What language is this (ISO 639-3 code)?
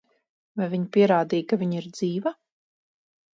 lav